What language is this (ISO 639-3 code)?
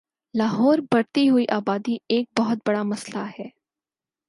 urd